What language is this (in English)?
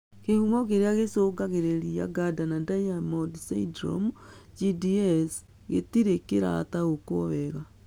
Kikuyu